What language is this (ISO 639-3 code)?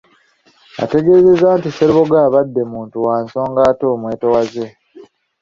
lug